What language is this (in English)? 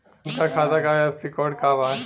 Bhojpuri